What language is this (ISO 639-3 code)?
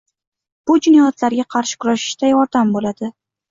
uzb